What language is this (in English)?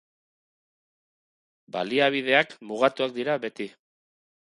Basque